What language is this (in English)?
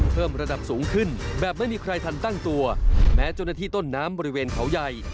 Thai